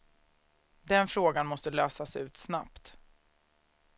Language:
Swedish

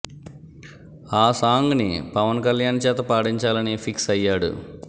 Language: Telugu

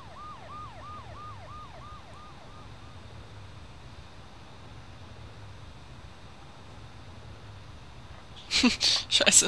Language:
German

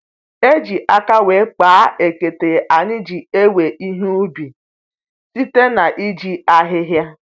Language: Igbo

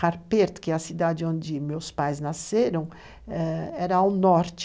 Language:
Portuguese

